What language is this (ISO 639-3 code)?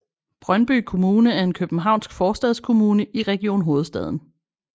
dan